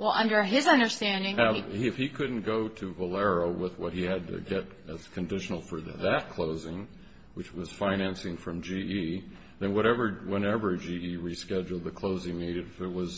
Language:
English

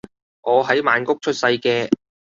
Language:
Cantonese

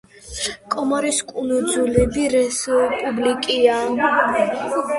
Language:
Georgian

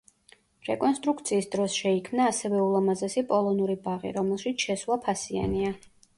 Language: Georgian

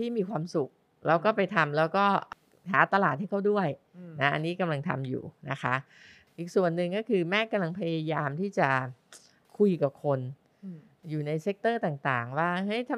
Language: Thai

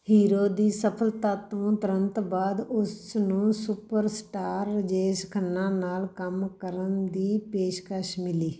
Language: Punjabi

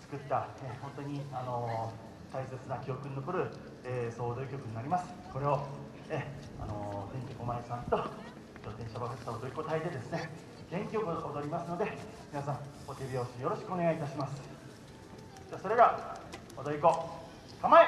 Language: Japanese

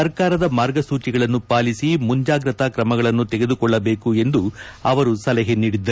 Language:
Kannada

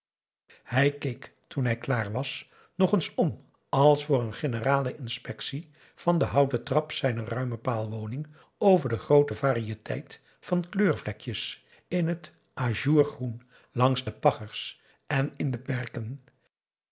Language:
Dutch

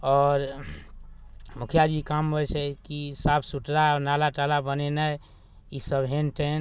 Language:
Maithili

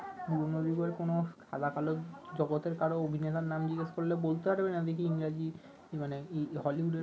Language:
Bangla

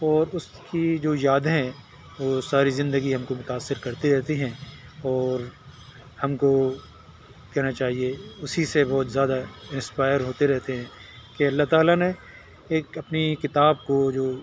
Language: Urdu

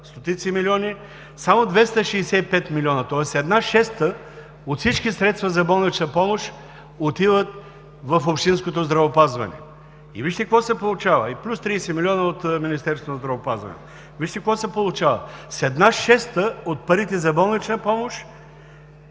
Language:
Bulgarian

